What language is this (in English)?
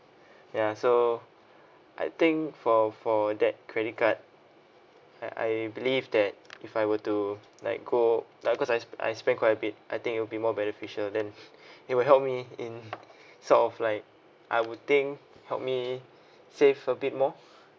English